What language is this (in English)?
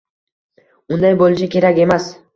Uzbek